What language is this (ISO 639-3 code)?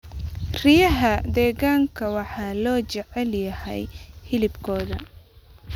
som